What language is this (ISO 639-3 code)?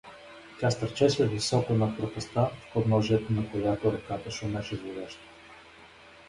bul